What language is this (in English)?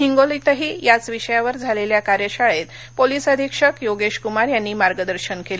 Marathi